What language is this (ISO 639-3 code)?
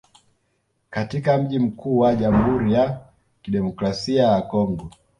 swa